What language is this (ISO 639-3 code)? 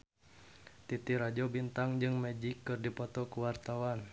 sun